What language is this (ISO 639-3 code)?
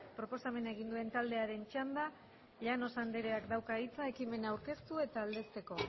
eus